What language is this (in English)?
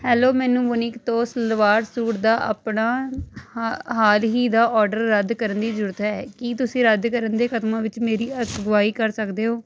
Punjabi